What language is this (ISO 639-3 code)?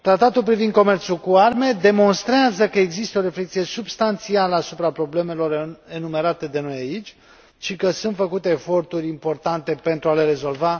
ron